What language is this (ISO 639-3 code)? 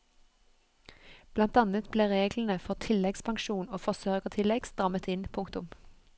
nor